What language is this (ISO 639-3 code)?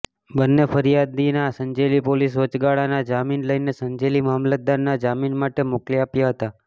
guj